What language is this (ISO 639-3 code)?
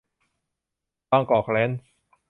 tha